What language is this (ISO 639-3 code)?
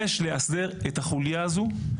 heb